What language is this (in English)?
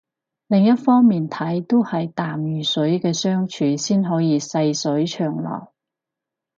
Cantonese